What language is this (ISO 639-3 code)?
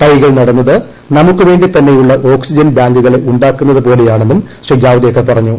mal